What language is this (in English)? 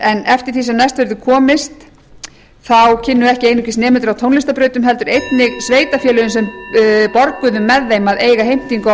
Icelandic